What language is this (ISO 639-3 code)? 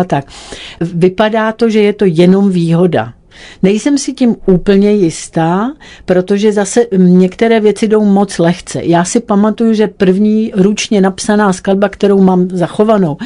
ces